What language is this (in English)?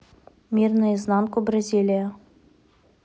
Russian